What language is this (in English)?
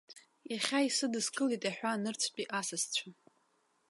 Abkhazian